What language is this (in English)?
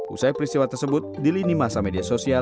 Indonesian